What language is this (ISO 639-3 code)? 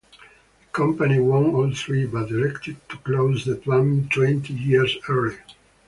eng